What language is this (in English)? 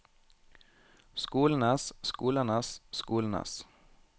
Norwegian